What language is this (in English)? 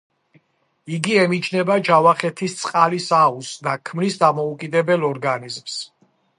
Georgian